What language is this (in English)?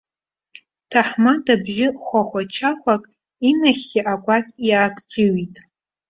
Abkhazian